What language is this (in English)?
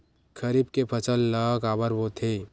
Chhattisgarhi